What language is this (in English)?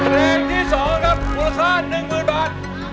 Thai